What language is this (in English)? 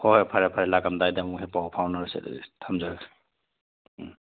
Manipuri